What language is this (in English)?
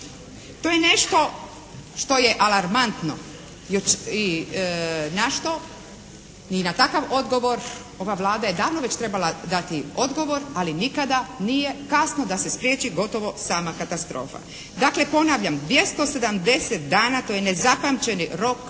Croatian